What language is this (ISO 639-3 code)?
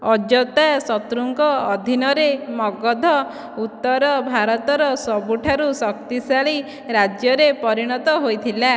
ori